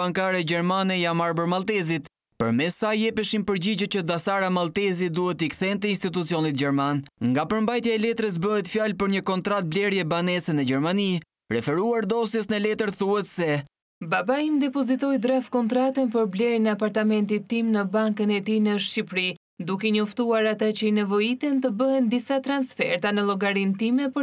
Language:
Romanian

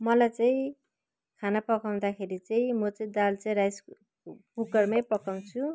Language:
Nepali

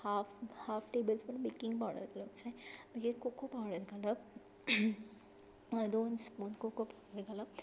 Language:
Konkani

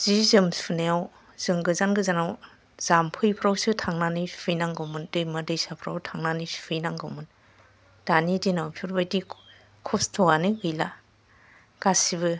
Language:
Bodo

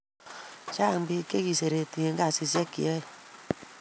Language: Kalenjin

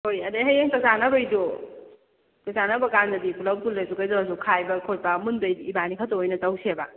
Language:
Manipuri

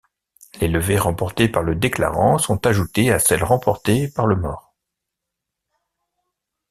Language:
French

